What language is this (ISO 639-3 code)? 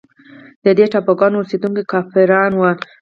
pus